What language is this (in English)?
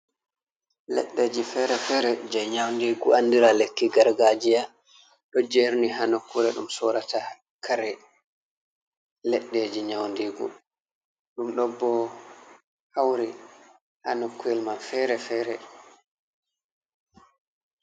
Fula